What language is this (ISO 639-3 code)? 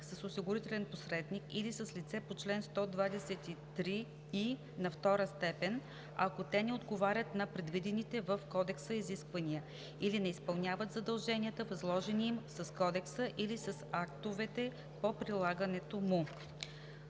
bul